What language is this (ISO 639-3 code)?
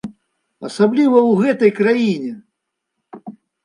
bel